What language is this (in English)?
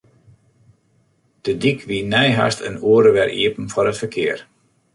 Western Frisian